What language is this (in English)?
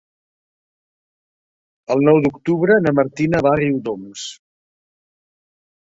Catalan